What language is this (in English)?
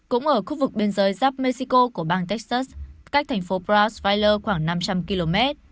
Vietnamese